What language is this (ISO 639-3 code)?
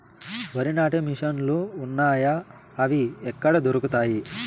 tel